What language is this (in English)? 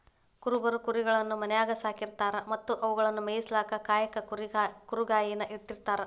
Kannada